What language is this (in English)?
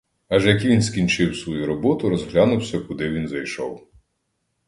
Ukrainian